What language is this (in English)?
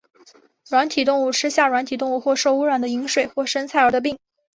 Chinese